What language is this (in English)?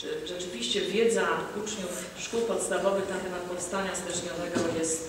Polish